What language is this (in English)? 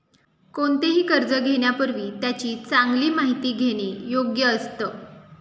Marathi